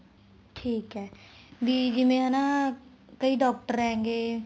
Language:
Punjabi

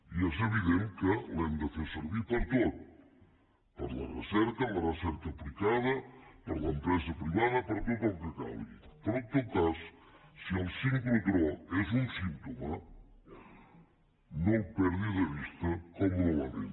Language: Catalan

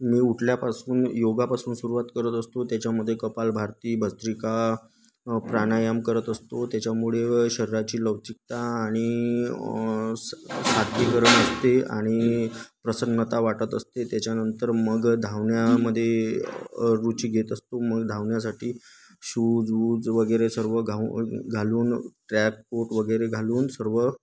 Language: Marathi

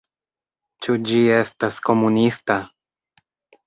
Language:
Esperanto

